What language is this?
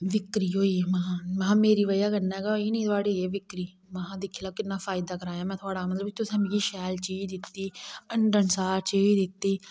Dogri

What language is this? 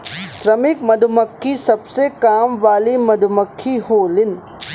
Bhojpuri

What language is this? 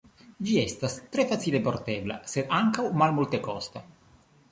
Esperanto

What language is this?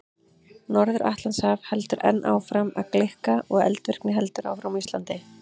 Icelandic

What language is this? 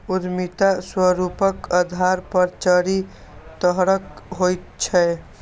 Maithili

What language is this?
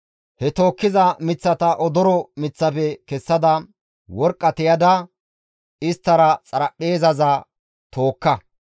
Gamo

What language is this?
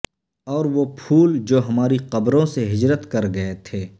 Urdu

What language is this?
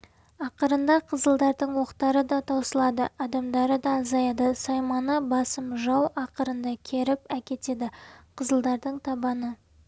Kazakh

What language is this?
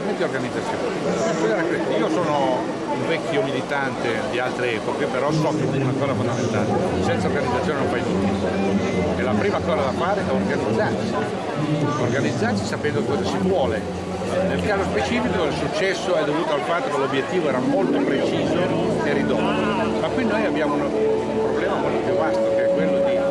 Italian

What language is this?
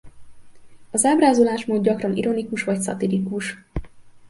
Hungarian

